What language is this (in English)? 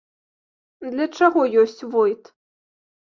Belarusian